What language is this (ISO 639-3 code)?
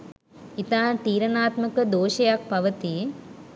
sin